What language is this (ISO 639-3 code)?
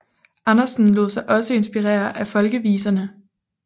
dan